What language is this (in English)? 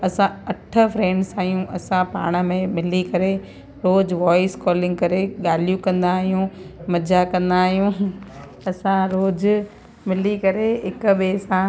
Sindhi